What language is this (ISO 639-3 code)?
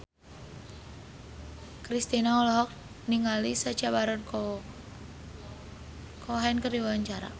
sun